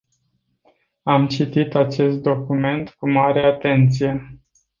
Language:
Romanian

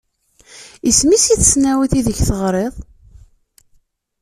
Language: Kabyle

